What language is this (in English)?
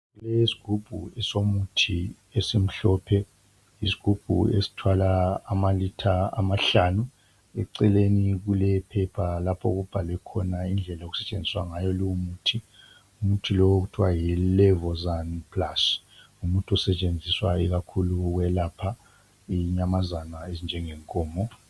North Ndebele